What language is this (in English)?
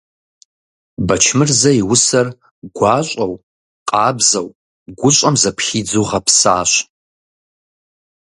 Kabardian